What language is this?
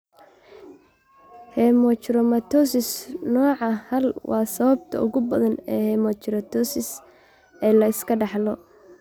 Somali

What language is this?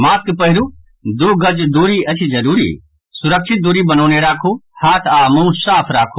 Maithili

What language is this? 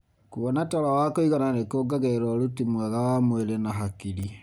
Kikuyu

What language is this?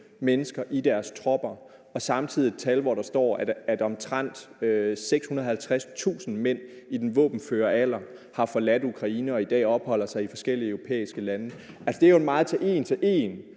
Danish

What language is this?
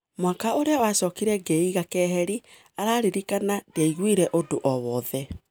Kikuyu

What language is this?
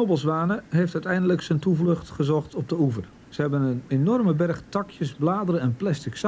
Dutch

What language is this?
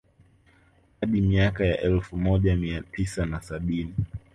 Swahili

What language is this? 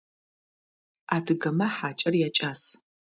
Adyghe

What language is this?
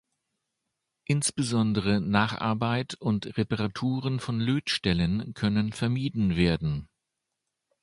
German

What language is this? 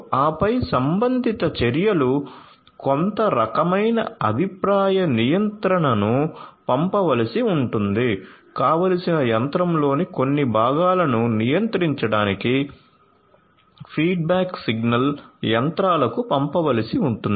Telugu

